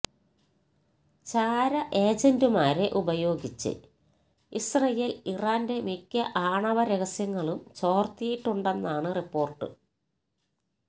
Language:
Malayalam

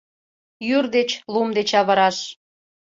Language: Mari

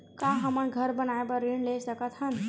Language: Chhattisgarhi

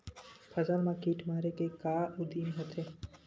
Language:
Chhattisgarhi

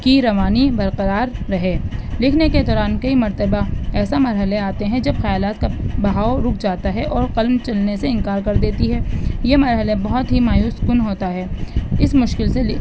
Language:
Urdu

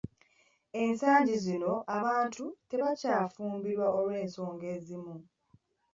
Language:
Ganda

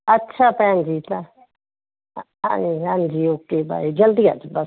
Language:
Punjabi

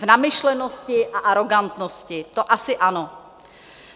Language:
Czech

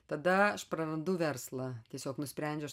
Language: Lithuanian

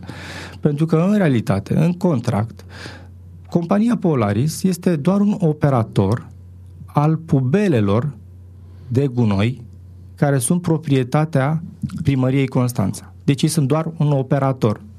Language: Romanian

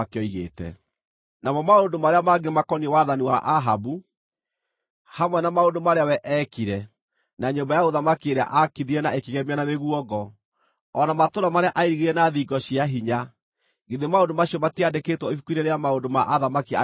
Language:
Kikuyu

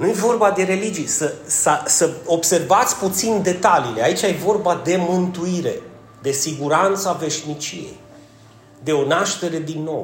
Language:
Romanian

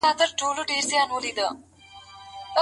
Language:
Pashto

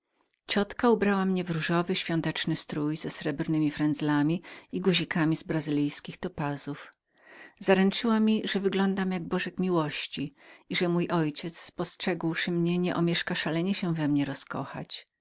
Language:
Polish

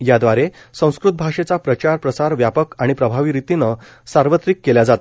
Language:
Marathi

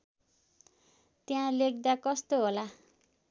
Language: Nepali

